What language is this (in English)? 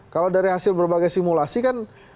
Indonesian